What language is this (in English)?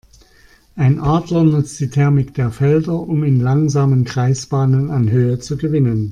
German